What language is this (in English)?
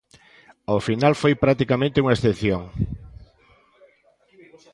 Galician